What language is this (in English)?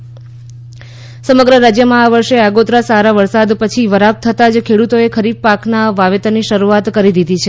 Gujarati